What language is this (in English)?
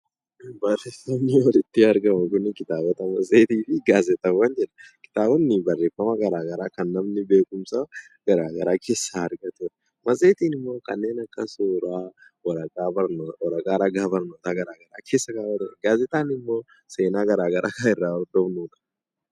Oromo